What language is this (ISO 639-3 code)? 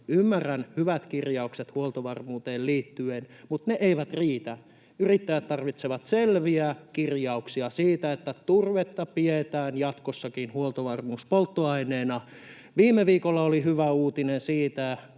fin